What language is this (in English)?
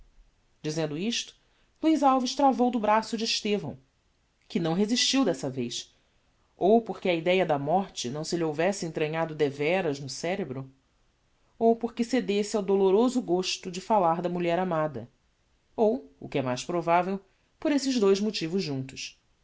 Portuguese